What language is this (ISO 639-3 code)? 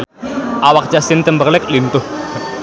sun